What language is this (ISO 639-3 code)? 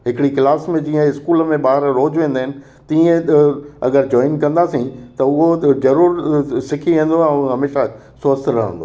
snd